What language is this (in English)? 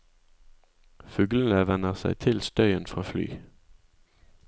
Norwegian